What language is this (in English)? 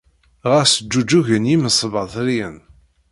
Kabyle